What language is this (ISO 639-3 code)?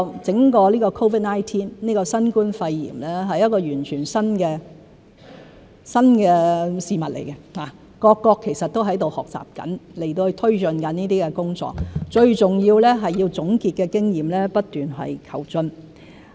yue